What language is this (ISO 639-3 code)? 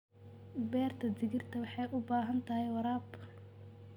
som